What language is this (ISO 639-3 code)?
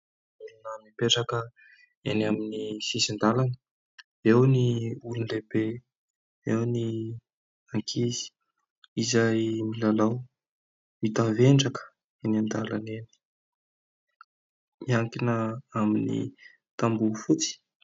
mlg